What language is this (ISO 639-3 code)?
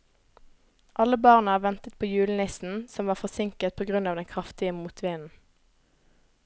nor